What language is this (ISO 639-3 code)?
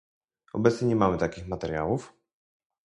pol